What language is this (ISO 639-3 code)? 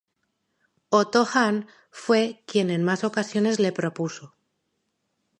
spa